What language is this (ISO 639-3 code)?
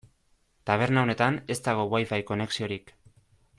eus